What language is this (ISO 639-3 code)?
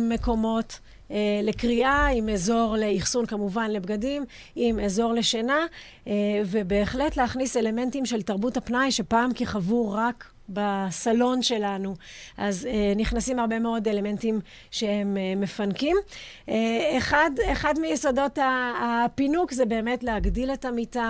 heb